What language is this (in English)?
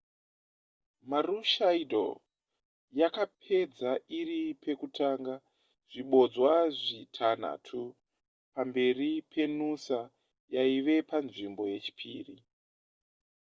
Shona